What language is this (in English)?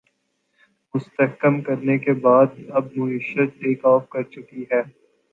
Urdu